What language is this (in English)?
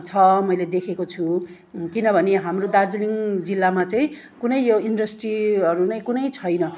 Nepali